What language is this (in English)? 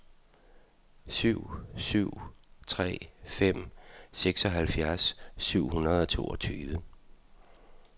Danish